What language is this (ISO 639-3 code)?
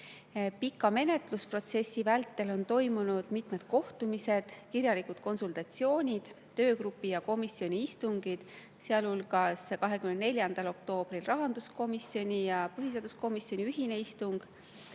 est